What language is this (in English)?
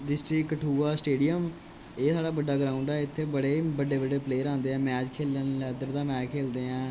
Dogri